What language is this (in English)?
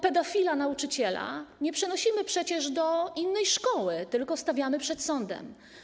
Polish